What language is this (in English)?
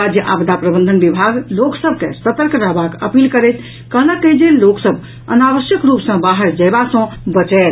Maithili